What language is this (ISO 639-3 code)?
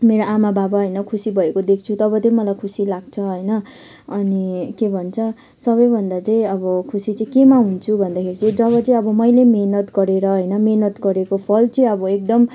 nep